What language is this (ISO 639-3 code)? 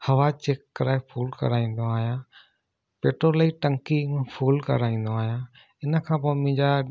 snd